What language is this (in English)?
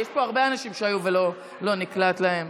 Hebrew